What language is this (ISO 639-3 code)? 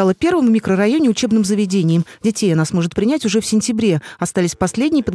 rus